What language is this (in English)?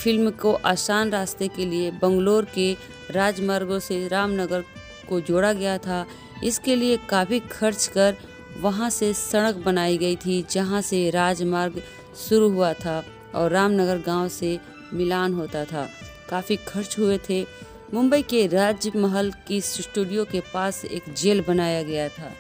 Hindi